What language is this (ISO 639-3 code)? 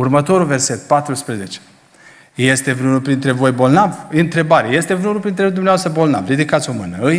ron